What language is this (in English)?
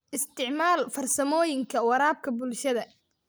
Somali